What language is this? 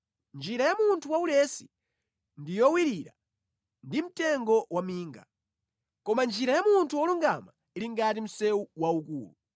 Nyanja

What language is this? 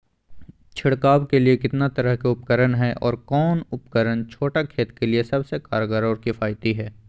Magahi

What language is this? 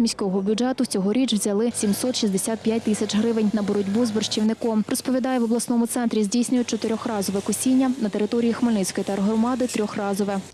Ukrainian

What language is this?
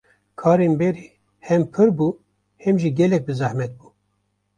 Kurdish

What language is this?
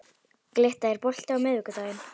Icelandic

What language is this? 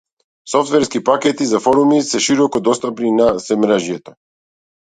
Macedonian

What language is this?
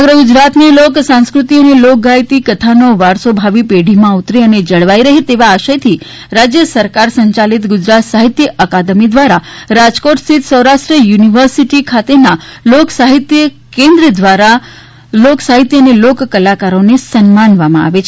Gujarati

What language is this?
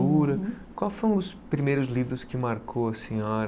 Portuguese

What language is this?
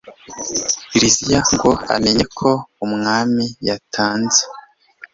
Kinyarwanda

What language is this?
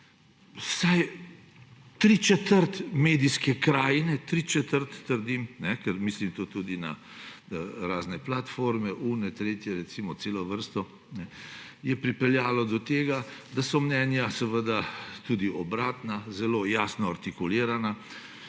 Slovenian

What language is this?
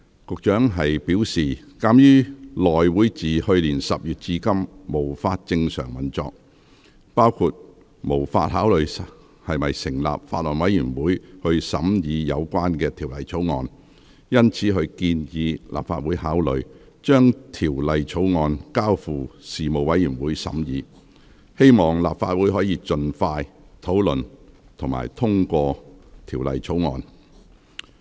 Cantonese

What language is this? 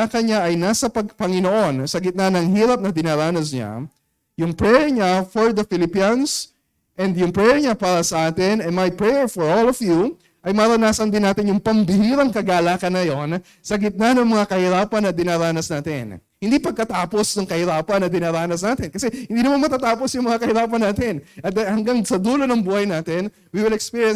Filipino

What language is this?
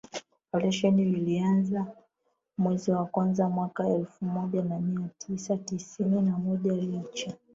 Swahili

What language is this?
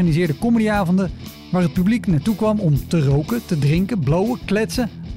Dutch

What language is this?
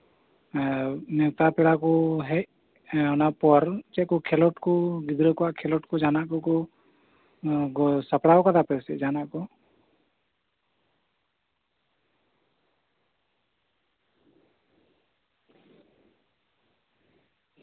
Santali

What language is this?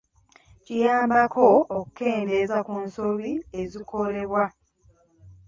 Ganda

